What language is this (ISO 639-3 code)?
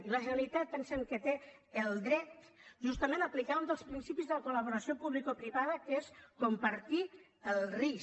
cat